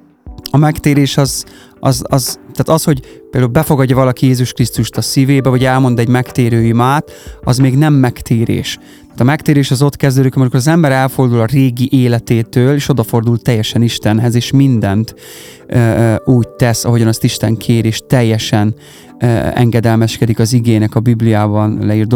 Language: Hungarian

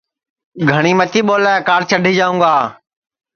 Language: Sansi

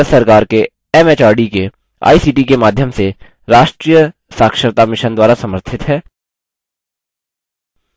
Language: Hindi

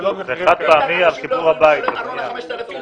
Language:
Hebrew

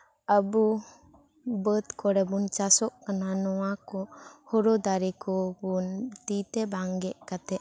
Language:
Santali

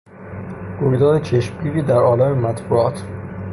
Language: Persian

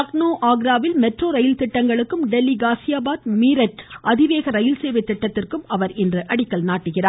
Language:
Tamil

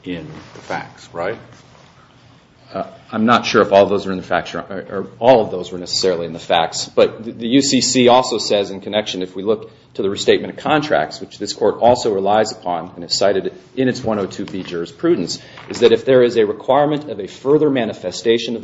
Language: English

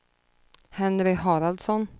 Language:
Swedish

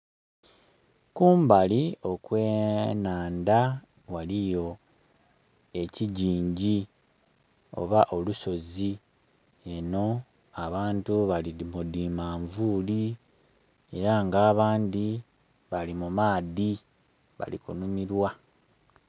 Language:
Soga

